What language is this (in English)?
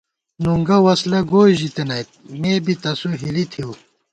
Gawar-Bati